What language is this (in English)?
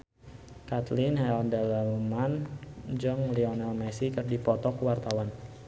Sundanese